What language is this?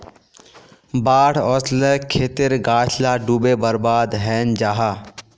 Magahi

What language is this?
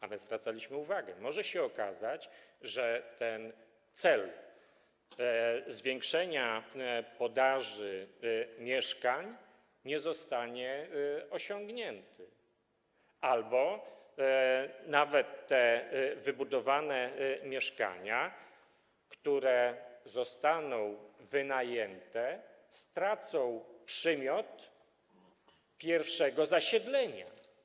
Polish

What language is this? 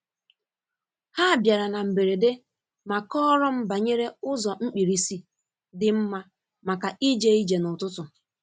Igbo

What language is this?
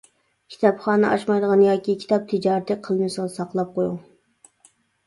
Uyghur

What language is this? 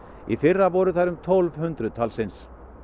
Icelandic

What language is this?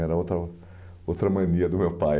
Portuguese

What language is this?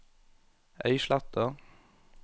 Norwegian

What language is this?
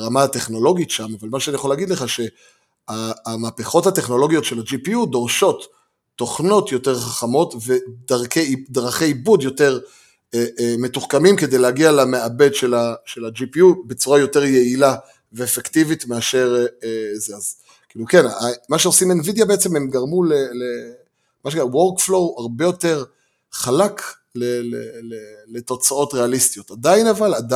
Hebrew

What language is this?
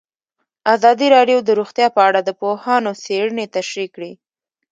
Pashto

